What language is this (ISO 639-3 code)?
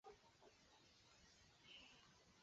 zho